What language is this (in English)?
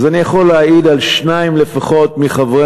Hebrew